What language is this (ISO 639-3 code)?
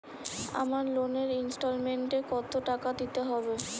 ben